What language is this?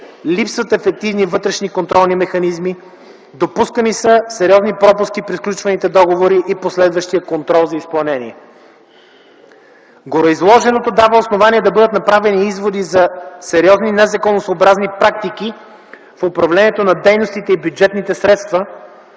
Bulgarian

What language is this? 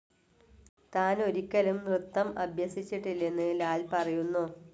Malayalam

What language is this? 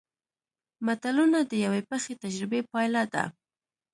Pashto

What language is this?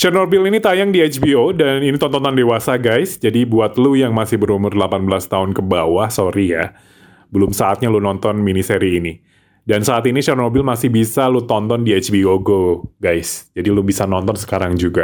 Indonesian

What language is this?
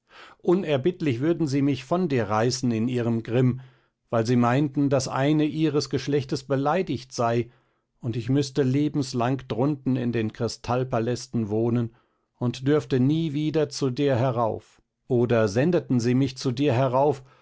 German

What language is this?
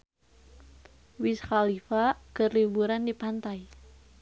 Sundanese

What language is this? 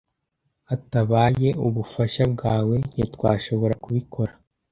Kinyarwanda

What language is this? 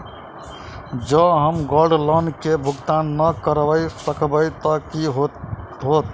Maithili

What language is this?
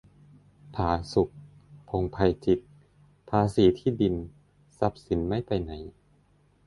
Thai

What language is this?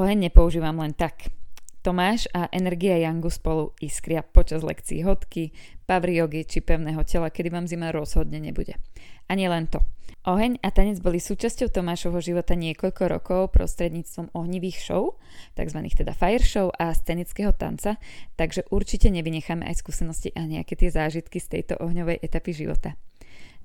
Slovak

